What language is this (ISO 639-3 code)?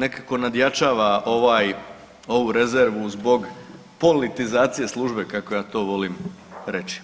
hrv